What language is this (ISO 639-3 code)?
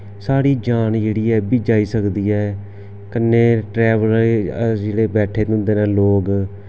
doi